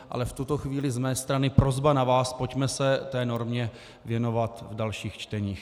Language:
Czech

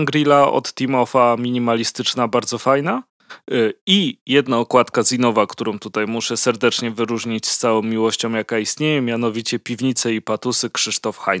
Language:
Polish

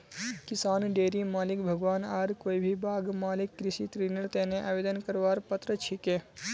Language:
Magahi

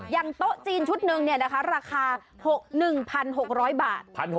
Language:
Thai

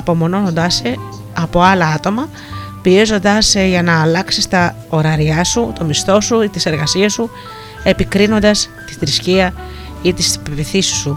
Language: Greek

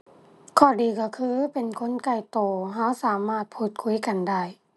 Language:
Thai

